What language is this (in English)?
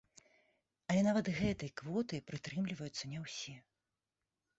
Belarusian